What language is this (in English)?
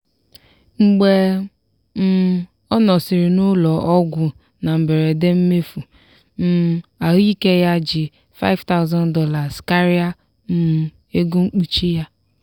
Igbo